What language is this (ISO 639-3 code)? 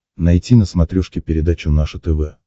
rus